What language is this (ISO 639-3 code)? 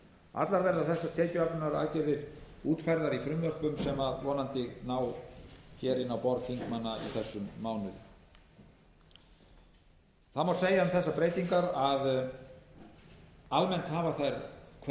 isl